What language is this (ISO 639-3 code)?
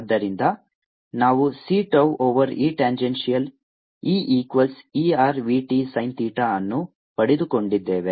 kan